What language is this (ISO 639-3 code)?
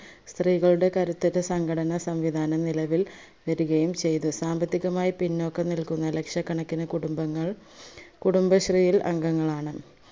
mal